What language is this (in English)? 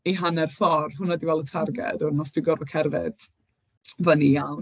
Welsh